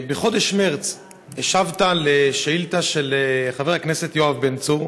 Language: Hebrew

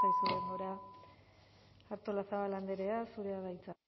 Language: Basque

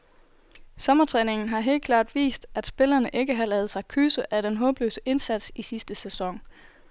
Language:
Danish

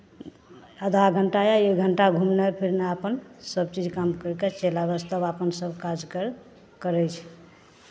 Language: Maithili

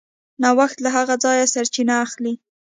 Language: Pashto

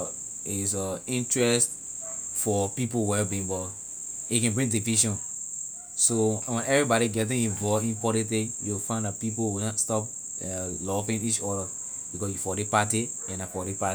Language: Liberian English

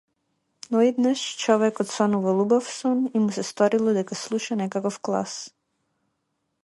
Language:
Macedonian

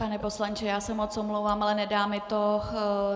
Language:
Czech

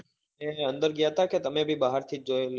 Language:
Gujarati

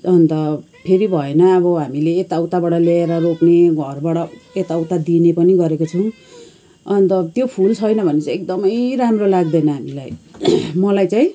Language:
Nepali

